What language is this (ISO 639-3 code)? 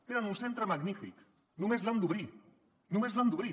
cat